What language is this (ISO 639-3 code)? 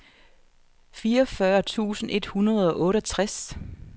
dan